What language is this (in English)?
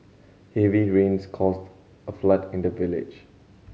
English